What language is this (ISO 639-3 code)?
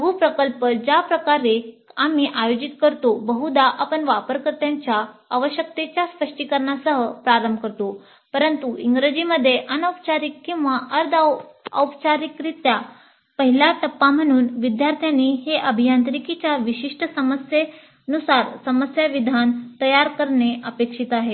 mar